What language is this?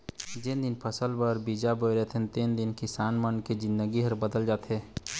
Chhattisgarhi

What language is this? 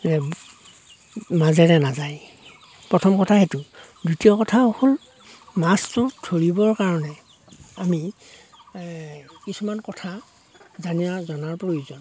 Assamese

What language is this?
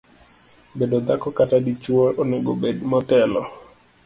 Luo (Kenya and Tanzania)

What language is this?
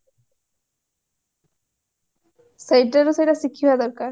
Odia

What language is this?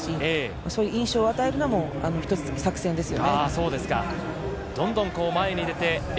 Japanese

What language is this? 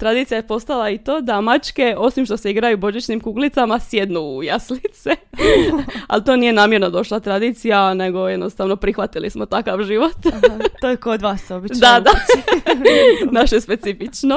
Croatian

